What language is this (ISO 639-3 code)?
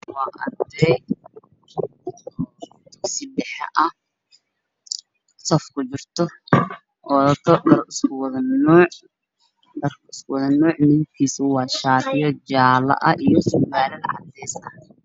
som